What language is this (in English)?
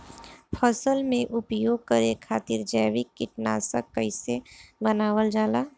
Bhojpuri